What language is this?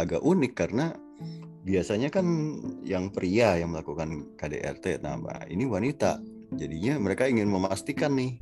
Indonesian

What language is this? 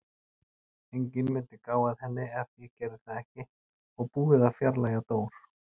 Icelandic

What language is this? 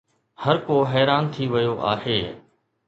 Sindhi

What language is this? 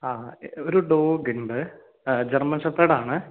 Malayalam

